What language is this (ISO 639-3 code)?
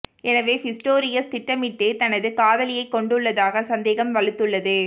tam